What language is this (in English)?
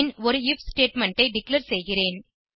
Tamil